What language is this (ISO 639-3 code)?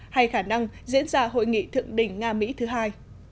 vie